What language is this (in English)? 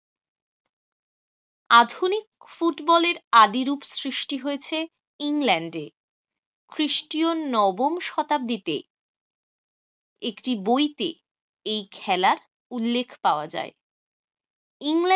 Bangla